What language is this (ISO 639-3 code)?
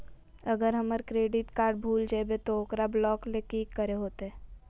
mag